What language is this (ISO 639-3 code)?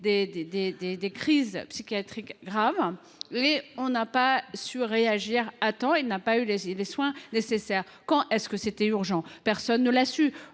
fra